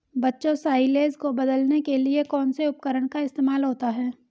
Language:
Hindi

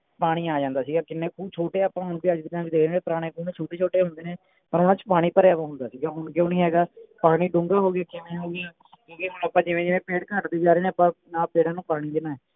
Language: Punjabi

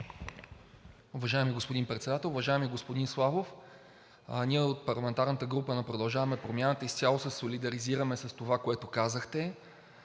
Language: Bulgarian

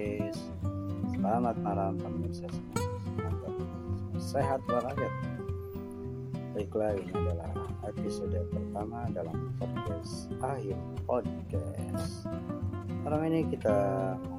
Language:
Indonesian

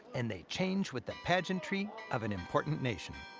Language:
English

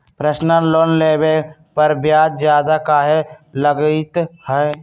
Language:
Magahi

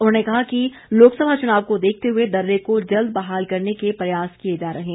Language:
Hindi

